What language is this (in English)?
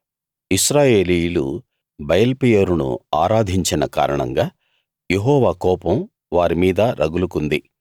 Telugu